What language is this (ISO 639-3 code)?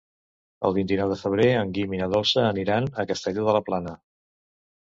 cat